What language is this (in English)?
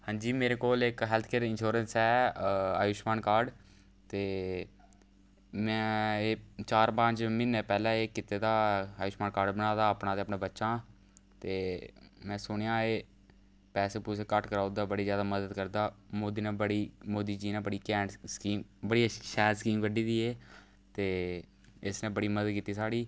Dogri